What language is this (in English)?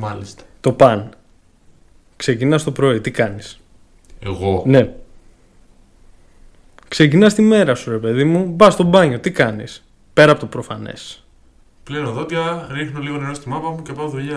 Greek